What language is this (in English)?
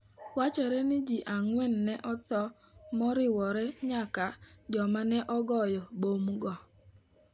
Luo (Kenya and Tanzania)